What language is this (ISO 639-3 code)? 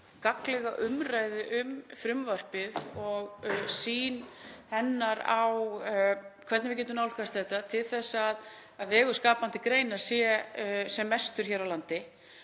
isl